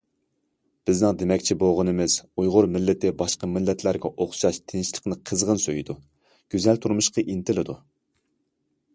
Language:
Uyghur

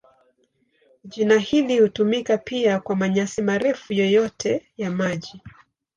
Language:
Swahili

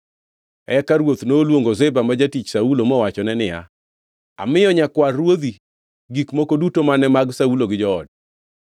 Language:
Luo (Kenya and Tanzania)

